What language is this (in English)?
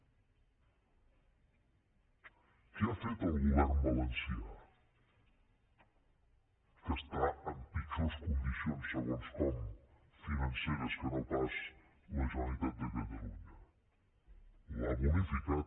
Catalan